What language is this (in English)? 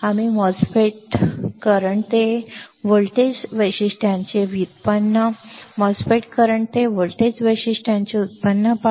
Marathi